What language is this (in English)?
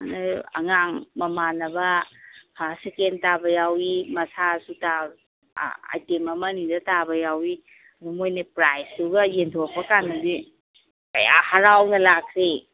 Manipuri